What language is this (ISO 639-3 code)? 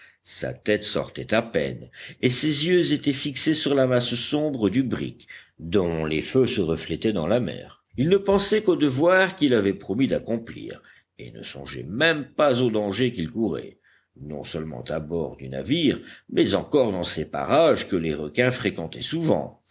fra